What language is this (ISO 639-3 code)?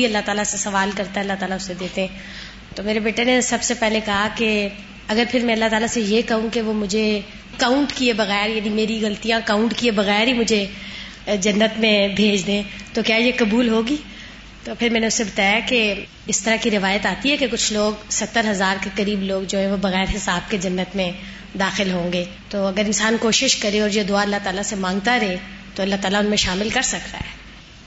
urd